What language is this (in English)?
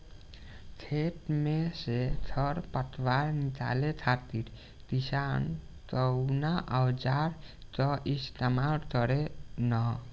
Bhojpuri